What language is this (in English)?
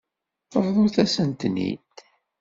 Kabyle